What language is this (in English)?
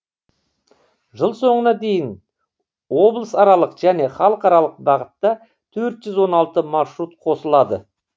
Kazakh